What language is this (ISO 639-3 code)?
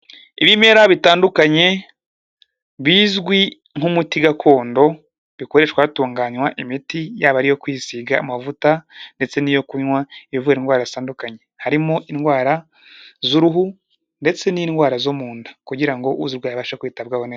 kin